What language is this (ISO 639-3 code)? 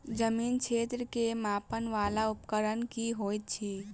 mai